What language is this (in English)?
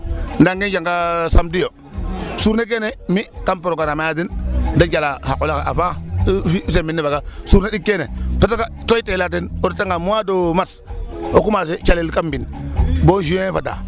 Serer